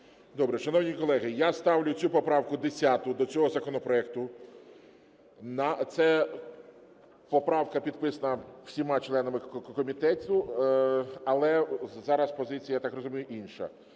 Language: Ukrainian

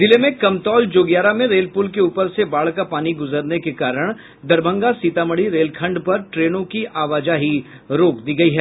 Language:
Hindi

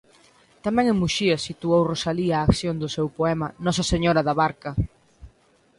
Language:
Galician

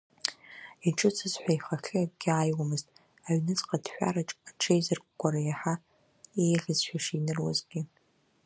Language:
Abkhazian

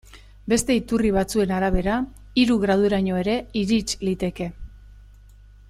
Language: Basque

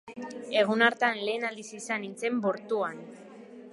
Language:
Basque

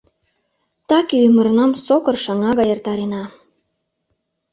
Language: Mari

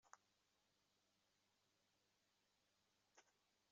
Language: Kabyle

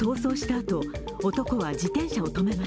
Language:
Japanese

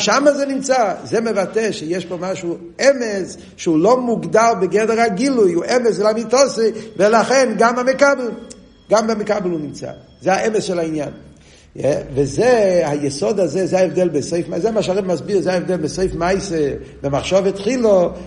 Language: Hebrew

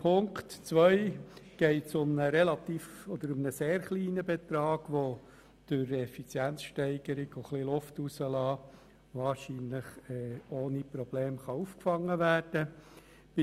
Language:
Swiss German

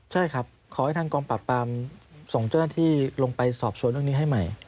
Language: Thai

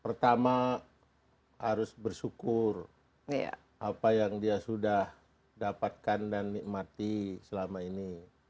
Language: Indonesian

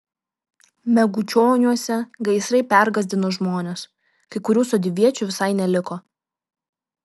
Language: Lithuanian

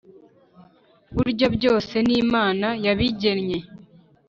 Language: Kinyarwanda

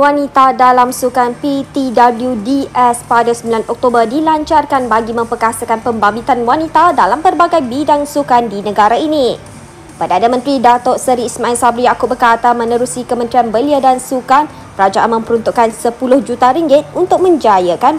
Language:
Malay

